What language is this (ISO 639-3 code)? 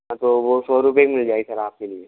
hin